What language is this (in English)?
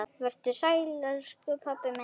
Icelandic